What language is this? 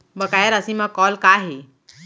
Chhattisgarhi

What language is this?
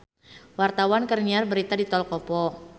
Sundanese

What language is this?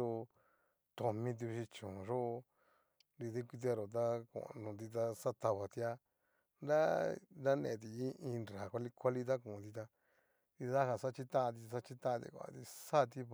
Cacaloxtepec Mixtec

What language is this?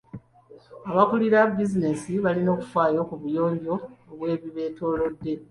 Ganda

